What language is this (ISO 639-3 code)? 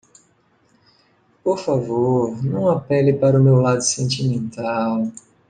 por